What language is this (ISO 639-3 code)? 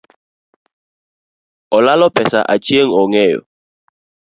luo